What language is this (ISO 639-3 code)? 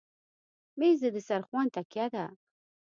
pus